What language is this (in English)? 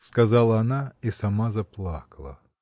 Russian